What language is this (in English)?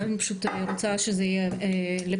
Hebrew